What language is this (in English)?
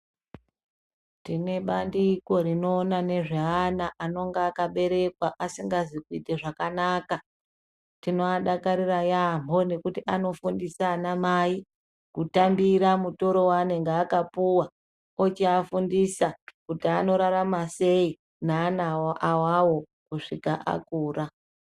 Ndau